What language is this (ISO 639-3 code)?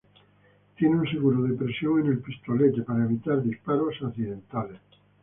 spa